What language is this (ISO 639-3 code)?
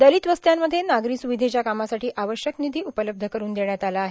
mar